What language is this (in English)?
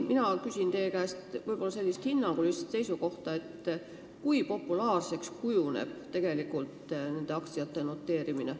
Estonian